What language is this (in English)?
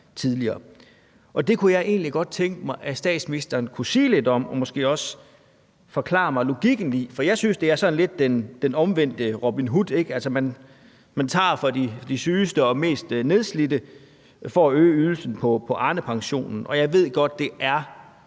Danish